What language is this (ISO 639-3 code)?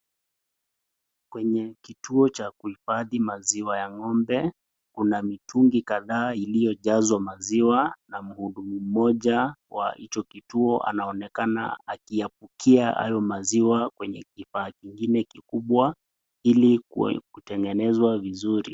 swa